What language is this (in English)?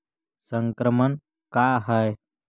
Magahi